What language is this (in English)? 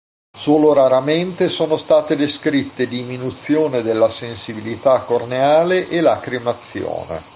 Italian